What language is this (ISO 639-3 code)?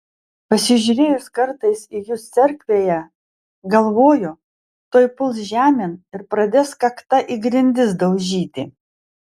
lit